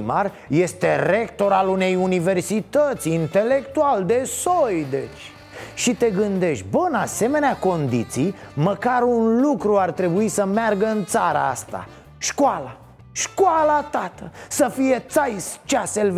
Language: Romanian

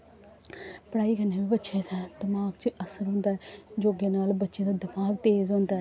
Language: Dogri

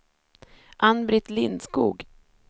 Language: Swedish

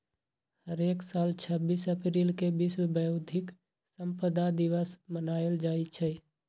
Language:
Magahi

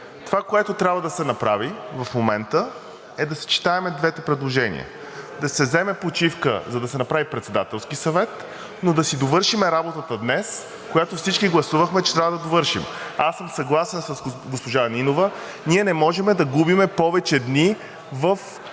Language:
Bulgarian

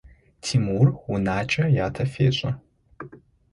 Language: Adyghe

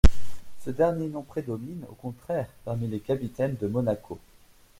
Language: French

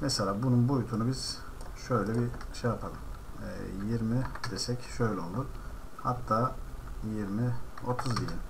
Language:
Turkish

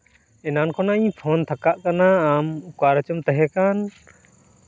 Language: Santali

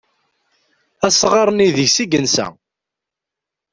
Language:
Kabyle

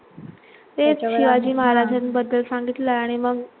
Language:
Marathi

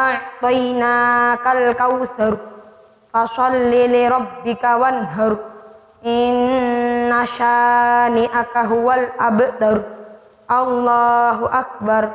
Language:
Indonesian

